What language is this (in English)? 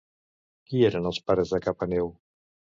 Catalan